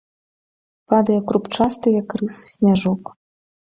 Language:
Belarusian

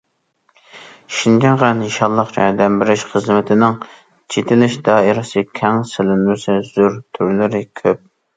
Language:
Uyghur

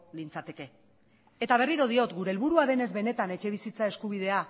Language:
Basque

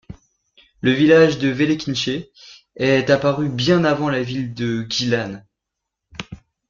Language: French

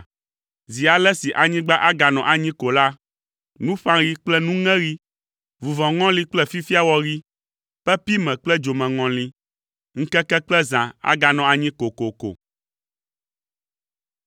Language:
Ewe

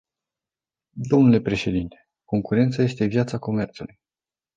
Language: Romanian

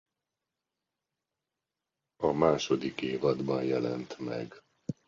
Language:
Hungarian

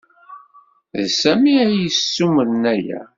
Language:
Kabyle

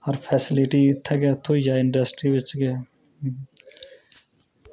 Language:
Dogri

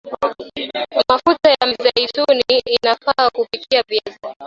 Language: Swahili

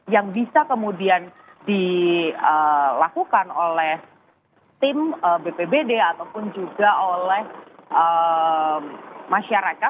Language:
Indonesian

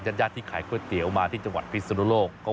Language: Thai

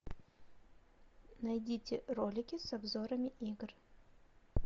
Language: Russian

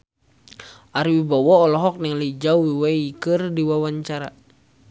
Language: Sundanese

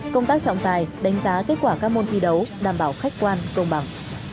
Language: Vietnamese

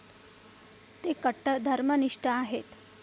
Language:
Marathi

